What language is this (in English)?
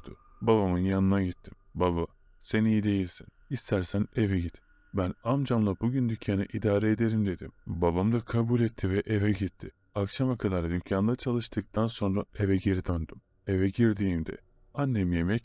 Turkish